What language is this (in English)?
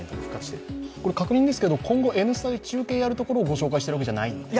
Japanese